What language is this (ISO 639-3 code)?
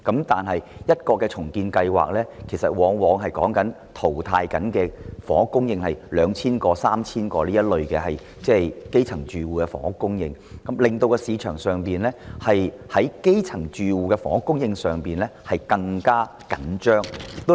yue